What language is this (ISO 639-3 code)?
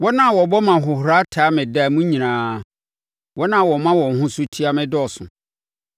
aka